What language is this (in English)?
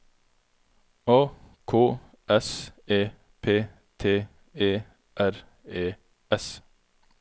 Norwegian